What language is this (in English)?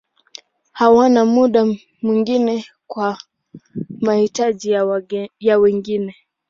Swahili